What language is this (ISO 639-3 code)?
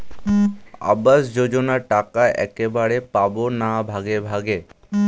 ben